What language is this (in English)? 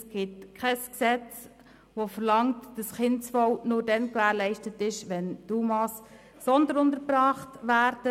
Swiss German